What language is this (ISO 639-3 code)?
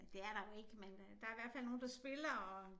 dan